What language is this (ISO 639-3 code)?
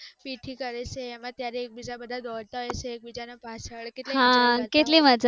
guj